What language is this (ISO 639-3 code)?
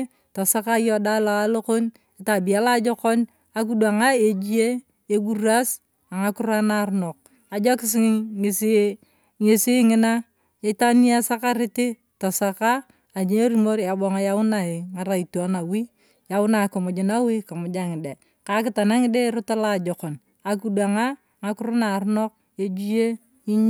tuv